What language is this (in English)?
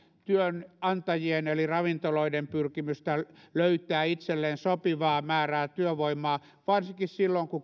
Finnish